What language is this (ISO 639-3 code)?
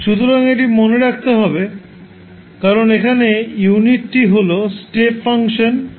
ben